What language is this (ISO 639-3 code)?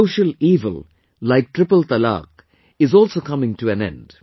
eng